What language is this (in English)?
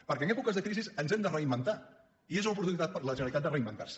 Catalan